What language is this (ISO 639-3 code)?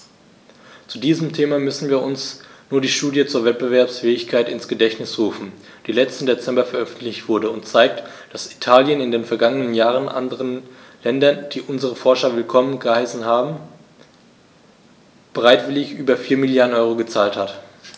deu